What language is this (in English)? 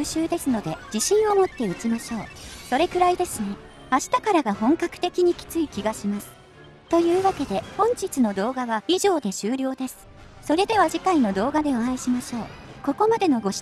Japanese